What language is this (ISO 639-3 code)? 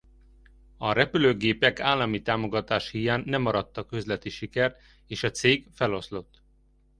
hun